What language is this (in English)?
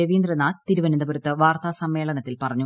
Malayalam